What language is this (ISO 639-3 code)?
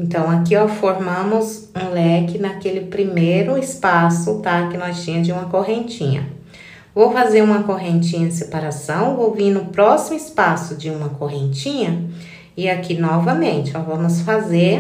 por